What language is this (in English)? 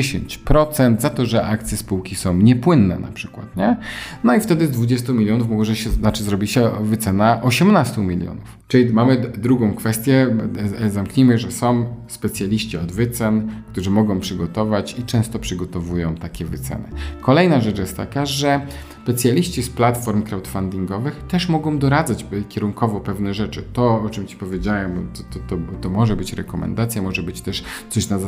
Polish